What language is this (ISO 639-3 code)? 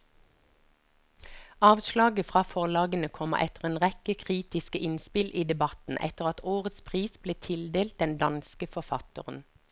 nor